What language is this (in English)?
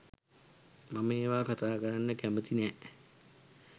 Sinhala